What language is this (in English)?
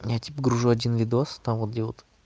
Russian